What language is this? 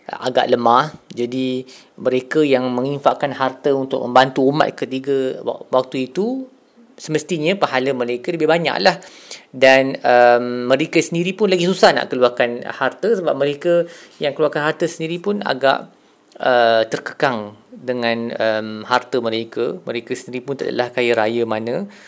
Malay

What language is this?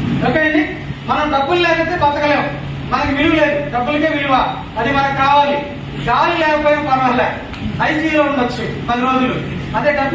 Hindi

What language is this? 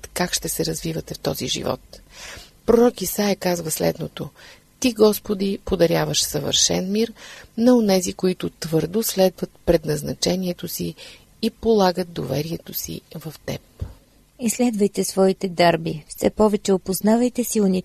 Bulgarian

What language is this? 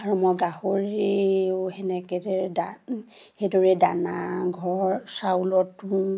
Assamese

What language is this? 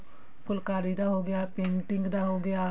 Punjabi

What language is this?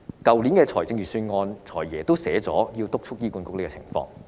Cantonese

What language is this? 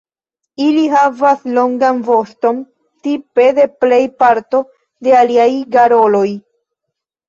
Esperanto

